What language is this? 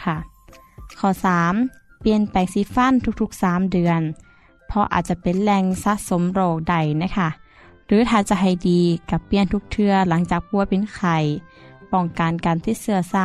Thai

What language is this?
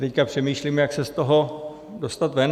Czech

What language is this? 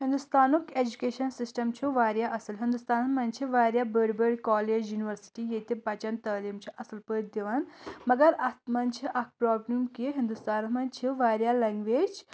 Kashmiri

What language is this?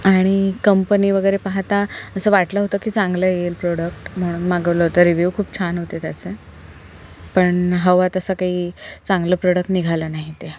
Marathi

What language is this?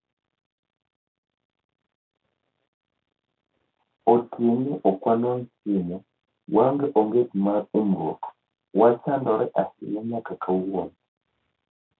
Luo (Kenya and Tanzania)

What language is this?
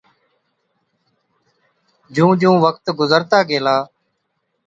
Od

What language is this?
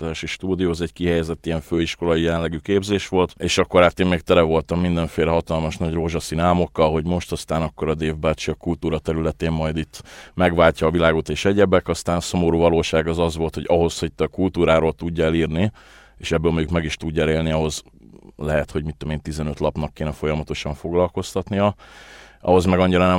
Hungarian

